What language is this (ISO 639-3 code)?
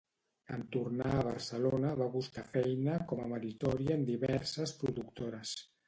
cat